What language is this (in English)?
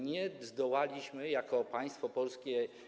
Polish